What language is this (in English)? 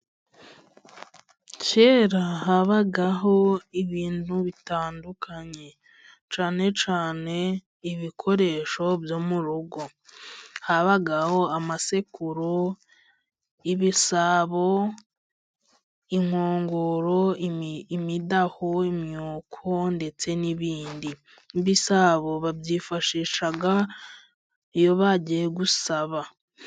Kinyarwanda